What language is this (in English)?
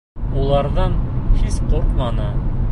Bashkir